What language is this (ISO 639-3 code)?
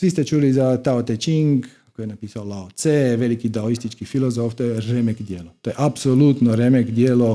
hrv